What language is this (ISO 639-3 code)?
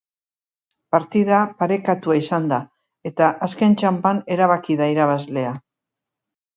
eus